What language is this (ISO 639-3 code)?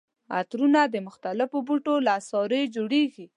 pus